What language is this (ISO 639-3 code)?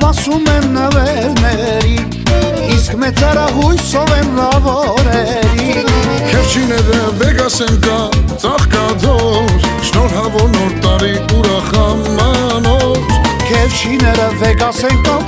bul